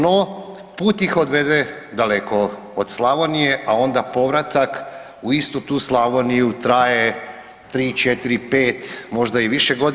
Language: Croatian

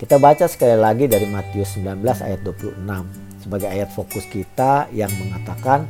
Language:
Indonesian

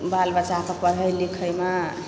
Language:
Maithili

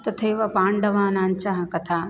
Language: Sanskrit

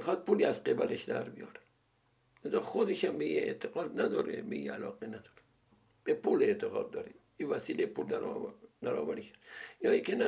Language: Persian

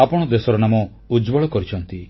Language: Odia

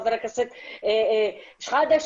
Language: Hebrew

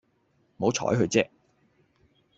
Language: Cantonese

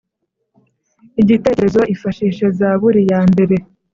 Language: Kinyarwanda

